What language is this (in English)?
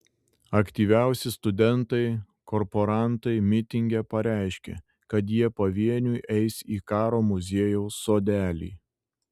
Lithuanian